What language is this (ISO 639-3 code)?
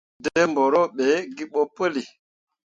mua